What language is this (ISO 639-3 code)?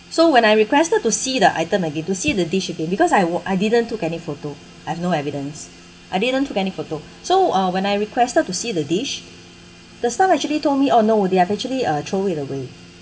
eng